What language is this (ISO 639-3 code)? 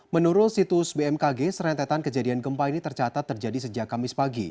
ind